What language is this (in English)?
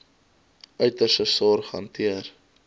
Afrikaans